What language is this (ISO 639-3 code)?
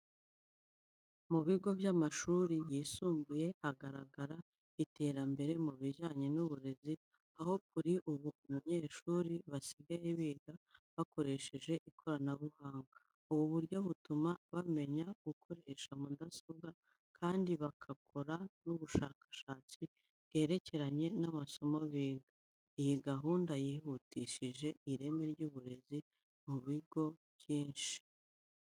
kin